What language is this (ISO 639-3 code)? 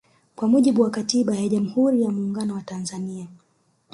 swa